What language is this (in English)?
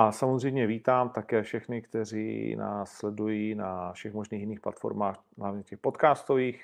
Czech